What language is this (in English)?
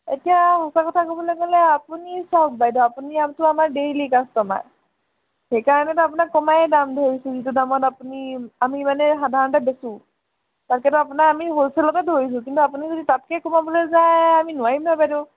Assamese